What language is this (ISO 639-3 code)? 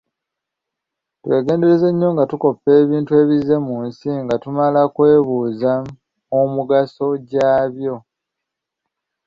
lug